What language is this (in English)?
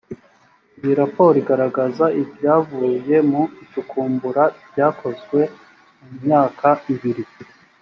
Kinyarwanda